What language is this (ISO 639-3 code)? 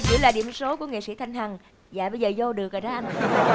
vie